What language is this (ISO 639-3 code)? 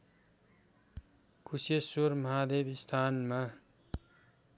nep